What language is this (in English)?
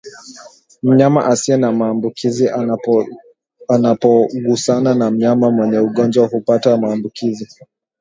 Swahili